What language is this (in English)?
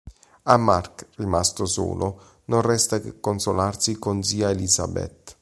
Italian